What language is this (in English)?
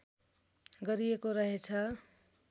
Nepali